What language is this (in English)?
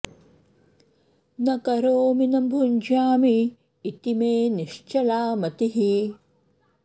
Sanskrit